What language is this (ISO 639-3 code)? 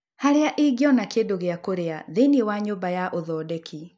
kik